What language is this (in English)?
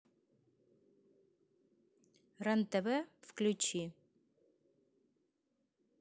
Russian